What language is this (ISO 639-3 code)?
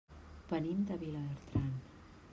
cat